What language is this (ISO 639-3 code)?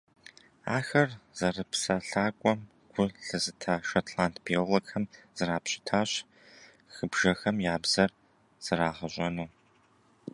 kbd